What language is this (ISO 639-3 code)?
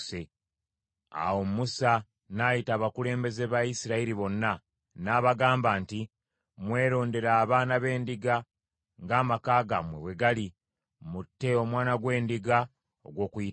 lug